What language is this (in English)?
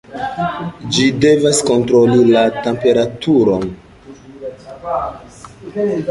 Esperanto